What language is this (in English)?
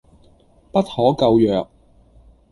Cantonese